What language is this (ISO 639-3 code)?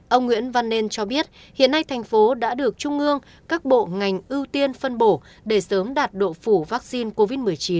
vie